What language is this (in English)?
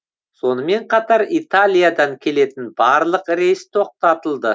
Kazakh